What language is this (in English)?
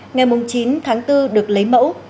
Vietnamese